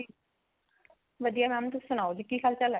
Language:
Punjabi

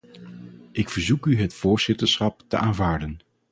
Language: Dutch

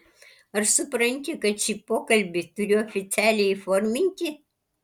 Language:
Lithuanian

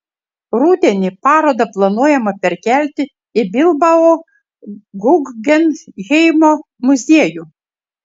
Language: Lithuanian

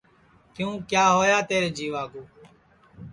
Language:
Sansi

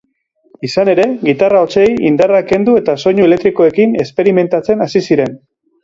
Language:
Basque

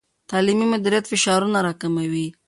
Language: Pashto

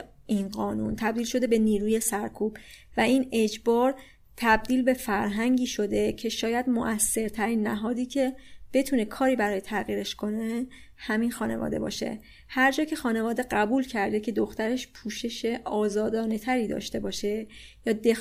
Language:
Persian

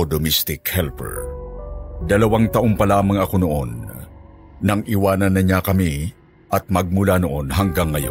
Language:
Filipino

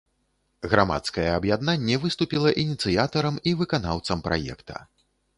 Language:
Belarusian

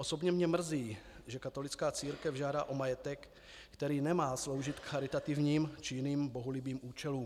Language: Czech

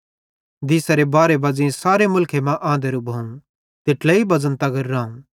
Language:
Bhadrawahi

